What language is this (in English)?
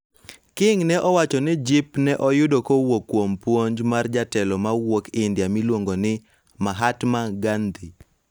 Luo (Kenya and Tanzania)